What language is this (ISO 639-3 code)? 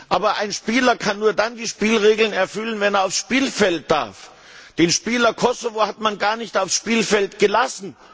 deu